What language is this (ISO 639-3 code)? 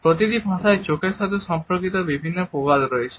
ben